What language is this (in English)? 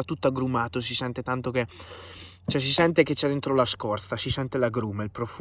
Italian